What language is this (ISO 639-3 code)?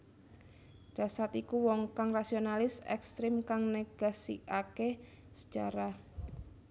jav